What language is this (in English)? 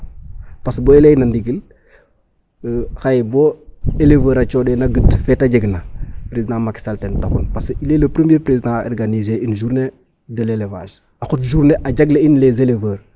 Serer